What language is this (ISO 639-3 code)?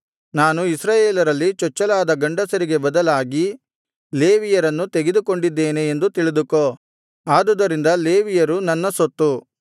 kan